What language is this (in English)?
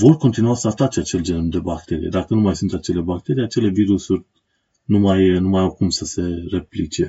Romanian